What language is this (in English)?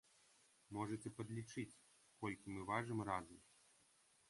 Belarusian